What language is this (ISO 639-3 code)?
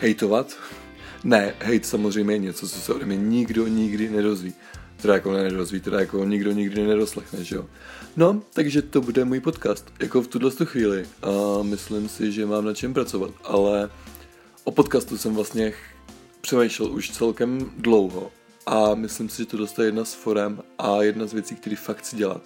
ces